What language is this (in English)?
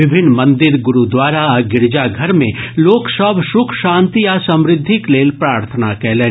Maithili